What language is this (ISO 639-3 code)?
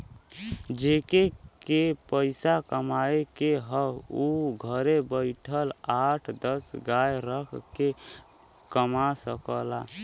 bho